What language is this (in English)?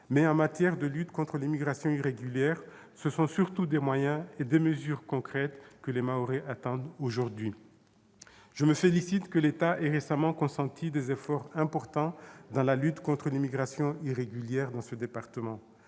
French